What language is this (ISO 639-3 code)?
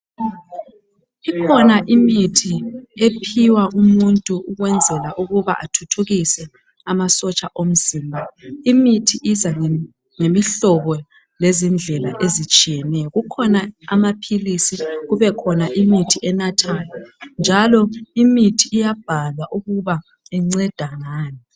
nde